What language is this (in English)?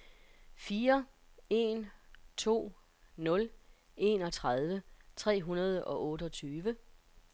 Danish